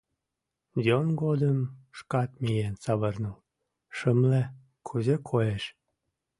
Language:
Mari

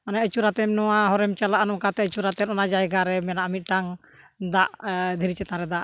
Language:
Santali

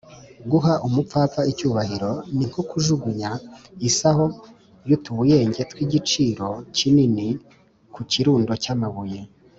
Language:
Kinyarwanda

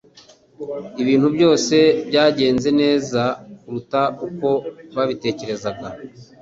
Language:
Kinyarwanda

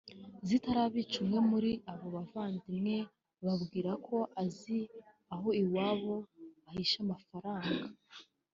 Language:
Kinyarwanda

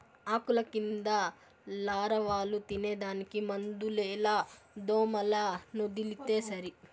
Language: Telugu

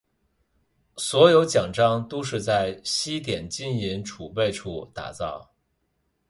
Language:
Chinese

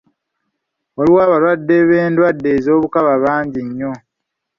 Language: Ganda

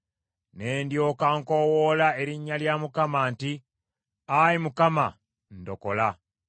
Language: Ganda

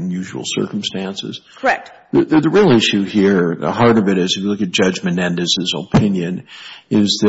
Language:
English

